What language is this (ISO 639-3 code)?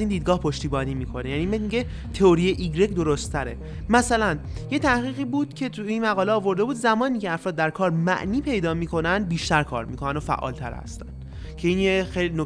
fas